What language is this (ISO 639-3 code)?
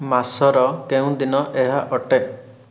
ori